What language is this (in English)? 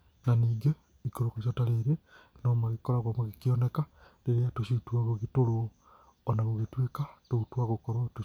Kikuyu